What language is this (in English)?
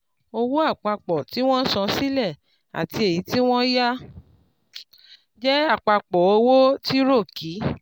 Yoruba